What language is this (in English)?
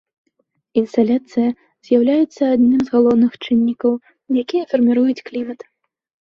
Belarusian